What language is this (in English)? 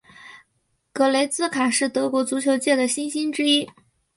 Chinese